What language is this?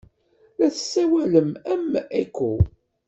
Kabyle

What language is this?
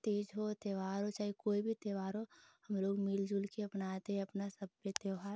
Hindi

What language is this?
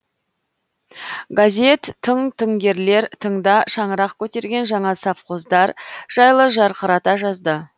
Kazakh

